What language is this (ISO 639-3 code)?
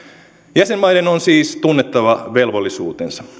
fin